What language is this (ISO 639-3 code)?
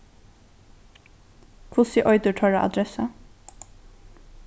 fao